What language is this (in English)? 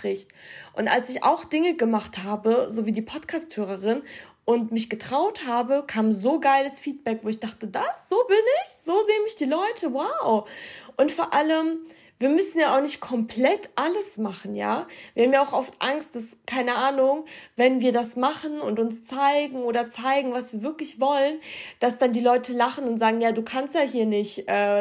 German